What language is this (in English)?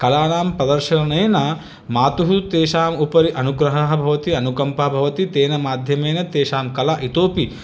Sanskrit